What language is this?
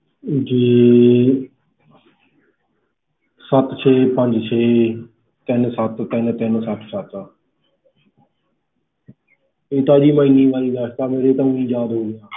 Punjabi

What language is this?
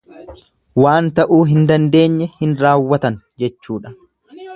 Oromo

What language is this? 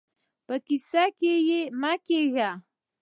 Pashto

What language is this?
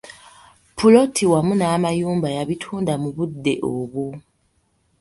Ganda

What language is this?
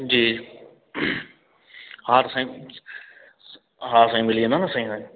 Sindhi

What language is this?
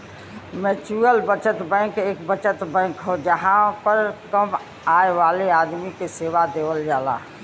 Bhojpuri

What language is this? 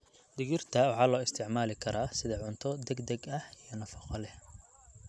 Somali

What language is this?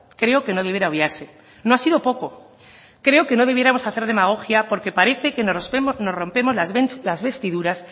Spanish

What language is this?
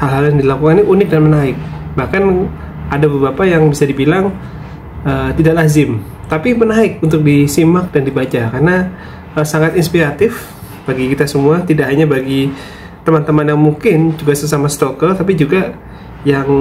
Indonesian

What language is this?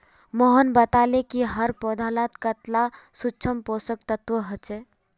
Magahi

